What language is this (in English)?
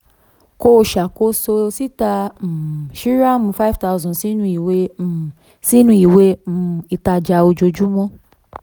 Yoruba